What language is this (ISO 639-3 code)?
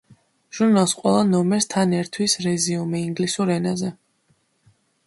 kat